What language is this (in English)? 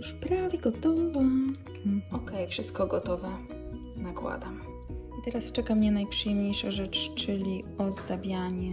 Polish